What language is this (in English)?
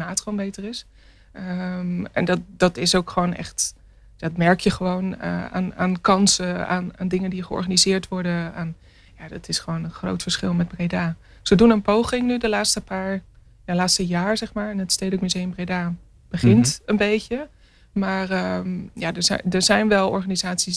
Dutch